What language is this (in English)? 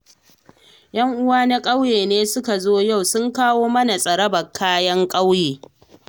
Hausa